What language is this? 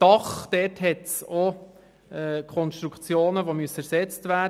Swiss German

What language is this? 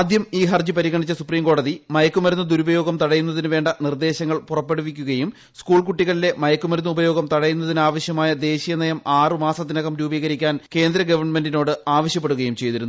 Malayalam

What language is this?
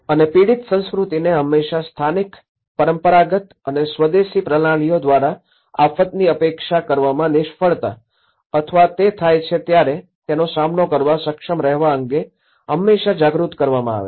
Gujarati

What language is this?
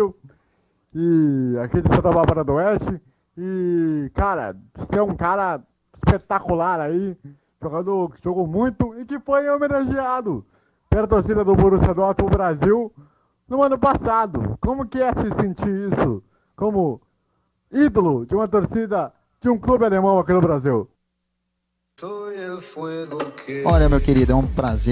Portuguese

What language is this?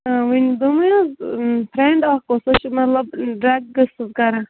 Kashmiri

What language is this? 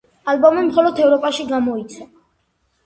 Georgian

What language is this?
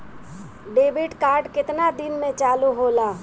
Bhojpuri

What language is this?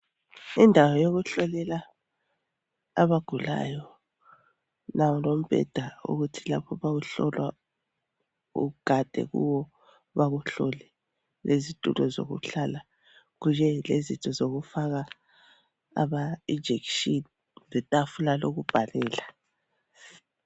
North Ndebele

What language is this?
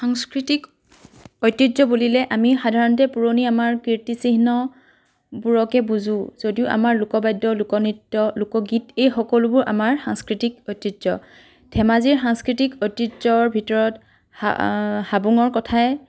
Assamese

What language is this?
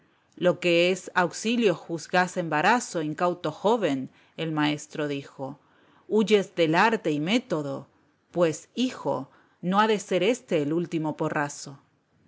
Spanish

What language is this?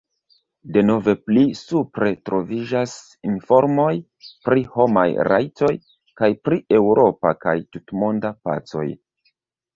Esperanto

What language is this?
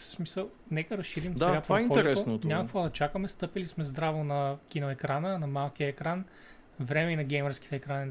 Bulgarian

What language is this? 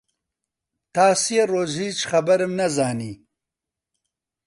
Central Kurdish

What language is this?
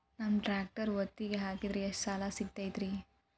Kannada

